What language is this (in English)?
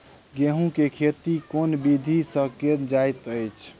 Maithili